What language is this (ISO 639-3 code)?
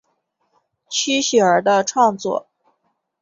zho